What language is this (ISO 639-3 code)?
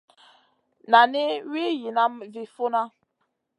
mcn